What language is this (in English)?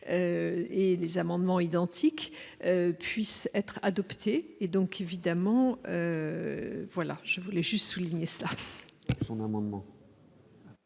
French